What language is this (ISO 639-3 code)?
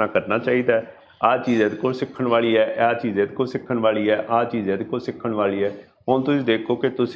hin